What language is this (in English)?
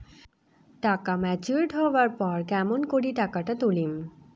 Bangla